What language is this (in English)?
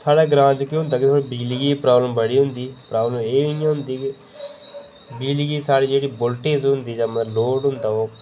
Dogri